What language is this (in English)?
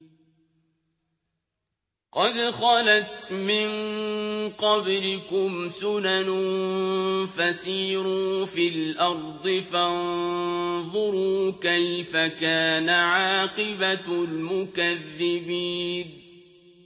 Arabic